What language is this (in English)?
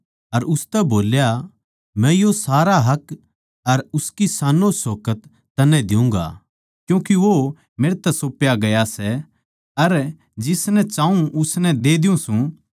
Haryanvi